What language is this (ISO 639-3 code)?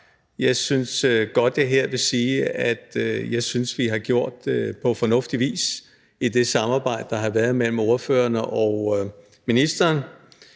dan